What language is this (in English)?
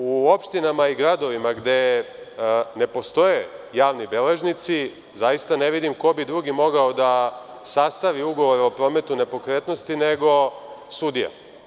Serbian